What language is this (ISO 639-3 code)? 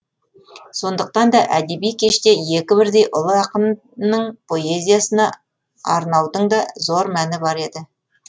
kaz